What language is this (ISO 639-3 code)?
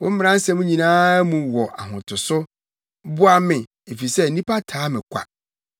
aka